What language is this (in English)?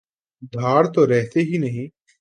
Urdu